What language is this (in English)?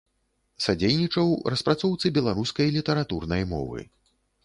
Belarusian